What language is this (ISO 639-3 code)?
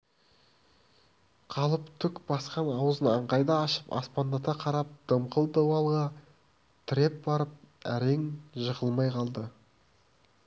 kaz